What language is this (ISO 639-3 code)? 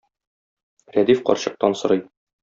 tat